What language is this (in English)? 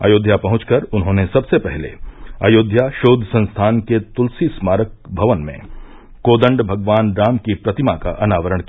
Hindi